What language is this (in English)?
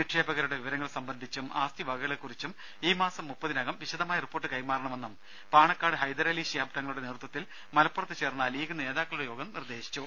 Malayalam